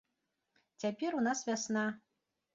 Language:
Belarusian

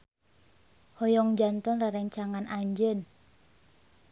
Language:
Sundanese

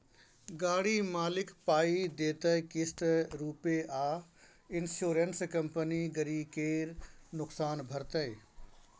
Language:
Maithili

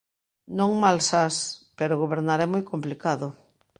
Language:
Galician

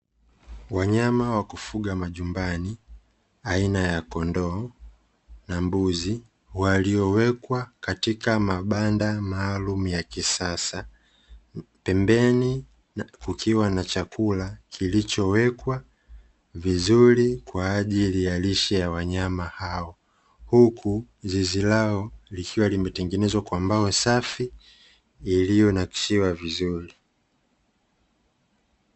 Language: Swahili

